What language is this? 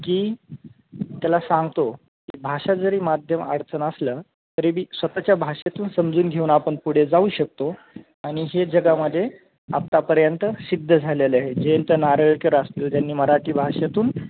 Marathi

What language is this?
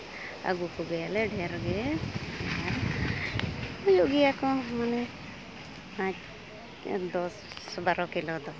Santali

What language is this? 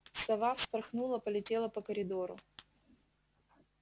Russian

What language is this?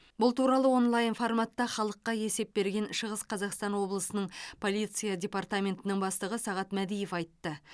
Kazakh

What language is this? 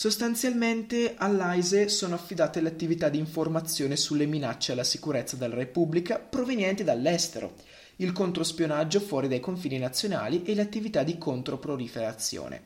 Italian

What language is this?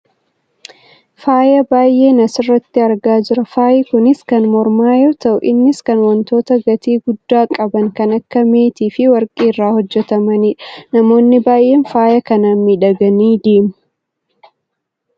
Oromo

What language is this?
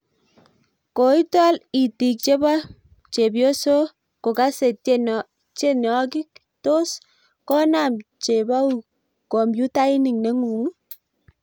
Kalenjin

